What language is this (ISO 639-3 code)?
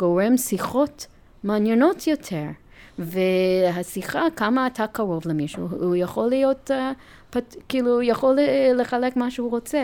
heb